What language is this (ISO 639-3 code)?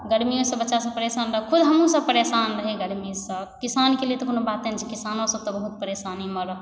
mai